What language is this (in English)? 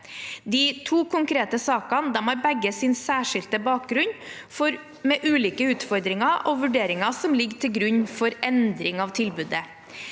Norwegian